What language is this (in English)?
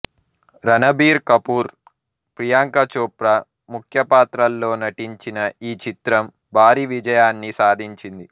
Telugu